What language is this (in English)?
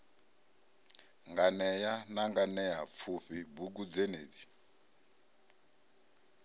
Venda